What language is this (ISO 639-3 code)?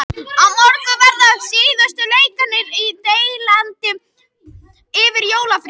isl